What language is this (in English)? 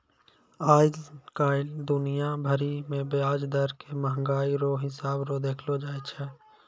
Maithili